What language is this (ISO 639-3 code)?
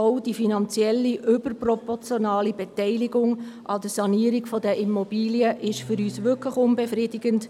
gsw